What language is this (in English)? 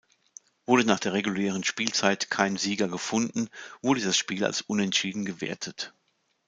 German